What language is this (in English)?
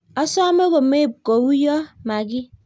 Kalenjin